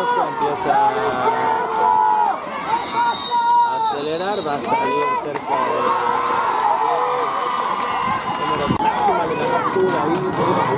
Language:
Spanish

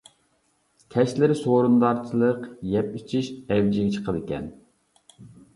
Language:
Uyghur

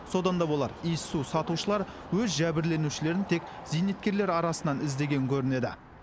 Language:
Kazakh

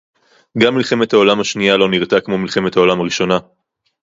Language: Hebrew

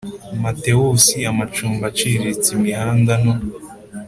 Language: Kinyarwanda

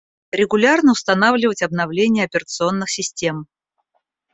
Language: Russian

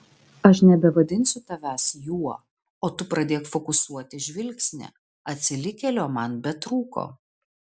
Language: Lithuanian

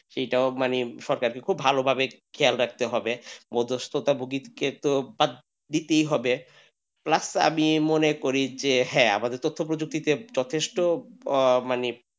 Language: Bangla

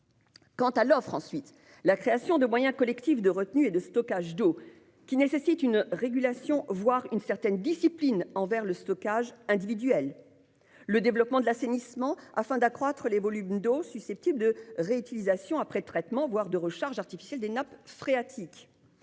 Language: French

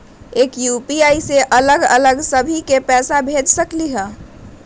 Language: Magahi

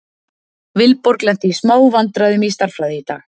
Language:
Icelandic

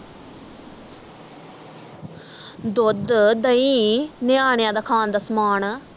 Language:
Punjabi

